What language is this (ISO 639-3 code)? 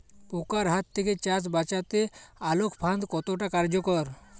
ben